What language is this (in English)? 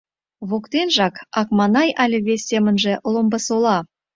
Mari